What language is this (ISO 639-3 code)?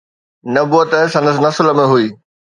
snd